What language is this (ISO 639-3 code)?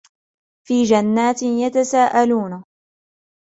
ara